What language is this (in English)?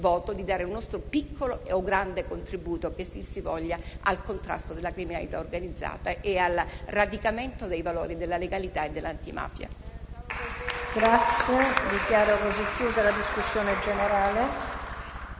Italian